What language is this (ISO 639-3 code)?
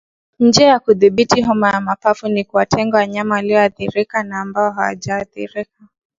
swa